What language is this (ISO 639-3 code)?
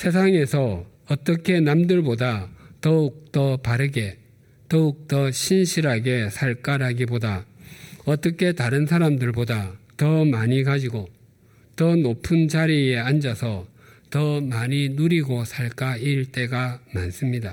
kor